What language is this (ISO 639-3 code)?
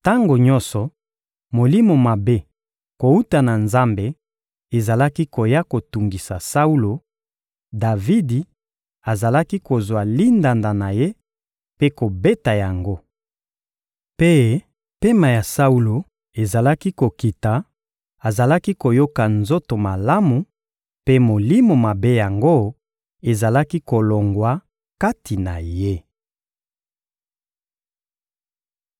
lin